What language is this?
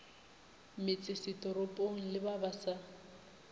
Northern Sotho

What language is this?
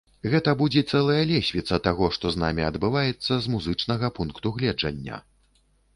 Belarusian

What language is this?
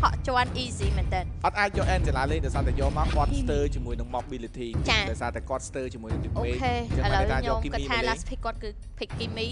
Thai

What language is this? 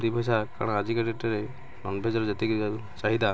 Odia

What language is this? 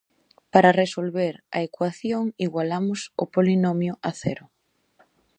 Galician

